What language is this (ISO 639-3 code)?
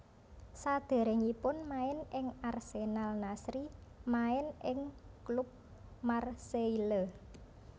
jav